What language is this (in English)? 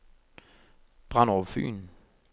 Danish